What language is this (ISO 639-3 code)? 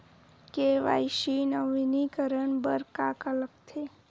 hne